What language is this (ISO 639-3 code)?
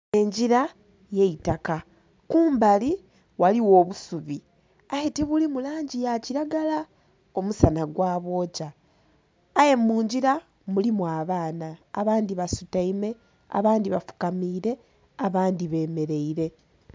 xog